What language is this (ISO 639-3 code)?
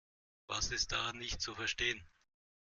deu